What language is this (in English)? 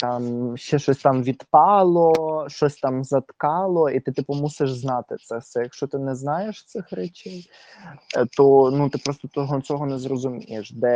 Ukrainian